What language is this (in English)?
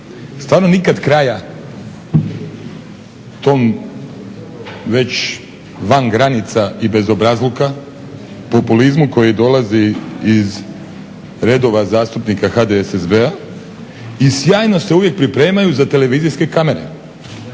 Croatian